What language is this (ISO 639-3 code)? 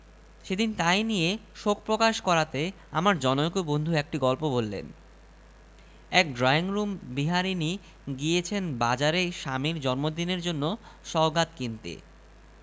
ben